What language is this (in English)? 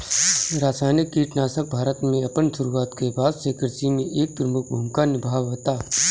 Bhojpuri